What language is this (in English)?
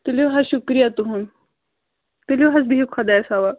Kashmiri